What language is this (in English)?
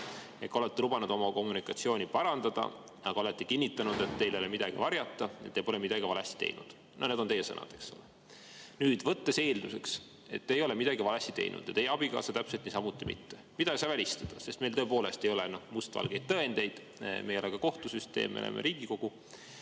Estonian